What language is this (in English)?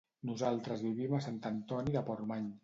Catalan